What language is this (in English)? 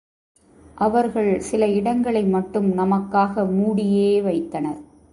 Tamil